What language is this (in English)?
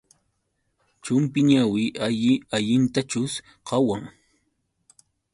Yauyos Quechua